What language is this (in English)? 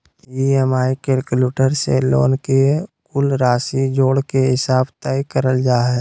Magahi